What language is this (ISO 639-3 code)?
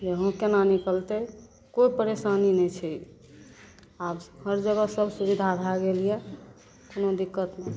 mai